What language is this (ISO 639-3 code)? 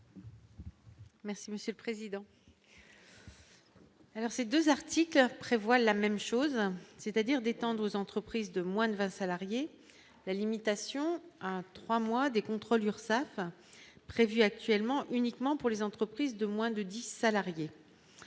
fra